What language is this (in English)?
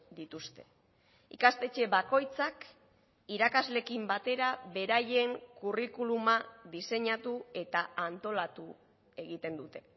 Basque